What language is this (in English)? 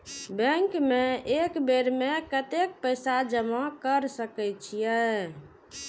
Maithili